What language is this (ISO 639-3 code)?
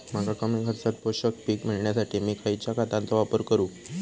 mar